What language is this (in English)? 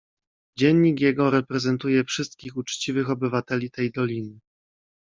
Polish